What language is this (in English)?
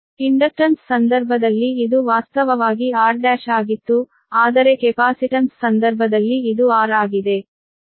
Kannada